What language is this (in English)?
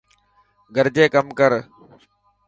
Dhatki